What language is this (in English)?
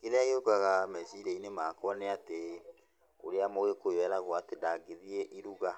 Kikuyu